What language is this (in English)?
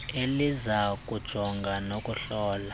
Xhosa